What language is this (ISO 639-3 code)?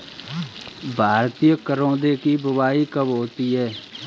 hin